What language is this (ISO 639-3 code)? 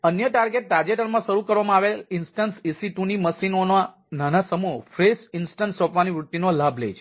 guj